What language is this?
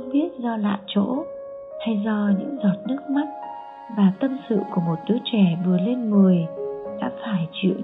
Vietnamese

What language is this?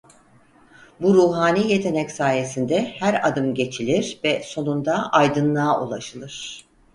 Turkish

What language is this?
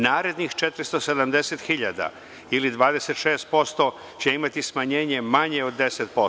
Serbian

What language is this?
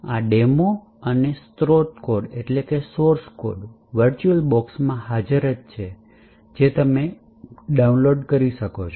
Gujarati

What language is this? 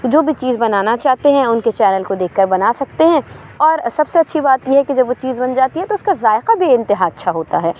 Urdu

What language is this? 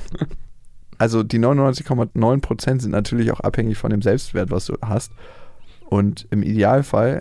German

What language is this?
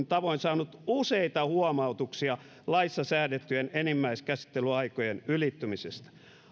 Finnish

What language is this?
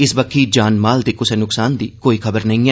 Dogri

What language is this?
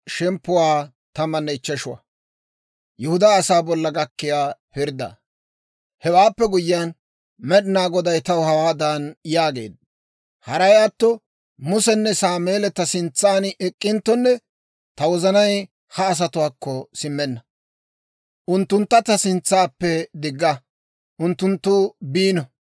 Dawro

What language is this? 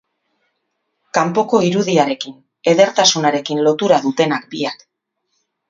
Basque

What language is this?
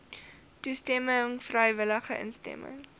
Afrikaans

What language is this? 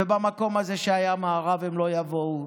Hebrew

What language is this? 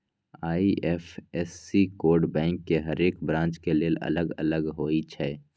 Magahi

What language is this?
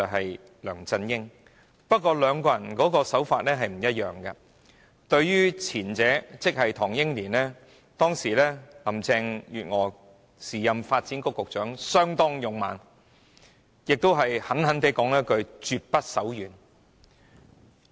Cantonese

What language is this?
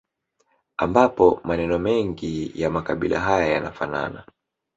Swahili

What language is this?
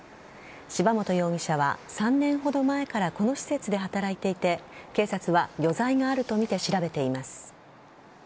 Japanese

